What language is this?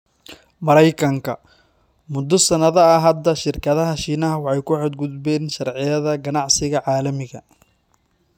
Somali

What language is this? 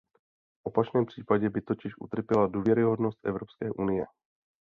Czech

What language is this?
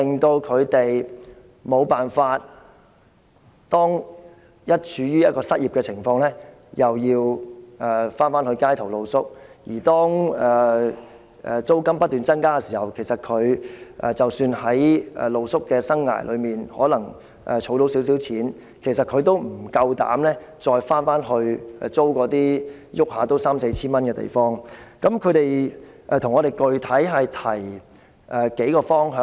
Cantonese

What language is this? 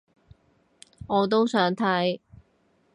Cantonese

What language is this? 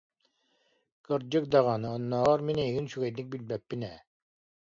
Yakut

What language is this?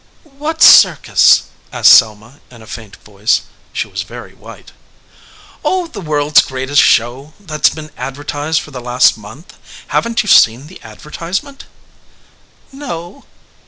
English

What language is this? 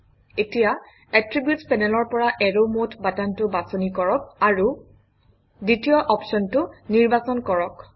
Assamese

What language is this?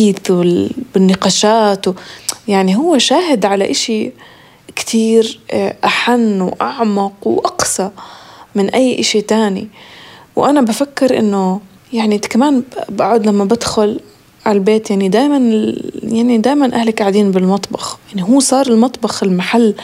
Arabic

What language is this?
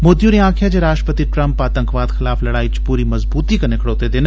Dogri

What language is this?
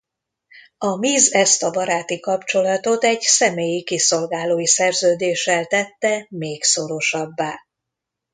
Hungarian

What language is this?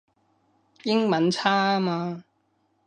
Cantonese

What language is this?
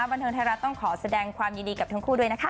Thai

